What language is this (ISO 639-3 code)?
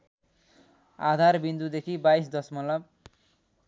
nep